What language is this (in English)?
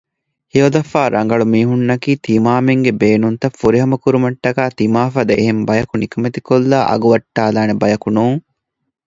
Divehi